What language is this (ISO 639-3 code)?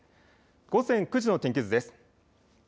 jpn